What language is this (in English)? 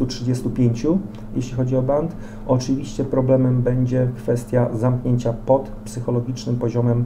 Polish